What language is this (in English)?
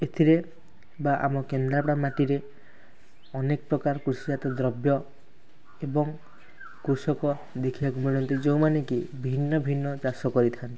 Odia